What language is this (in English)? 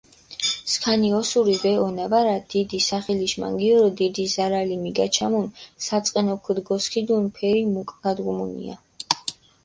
Mingrelian